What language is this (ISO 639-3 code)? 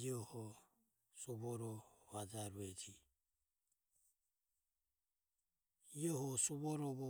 aom